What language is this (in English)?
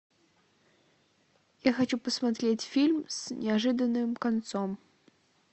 Russian